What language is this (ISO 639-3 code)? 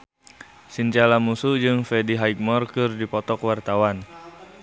sun